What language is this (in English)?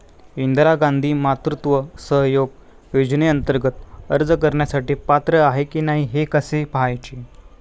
Marathi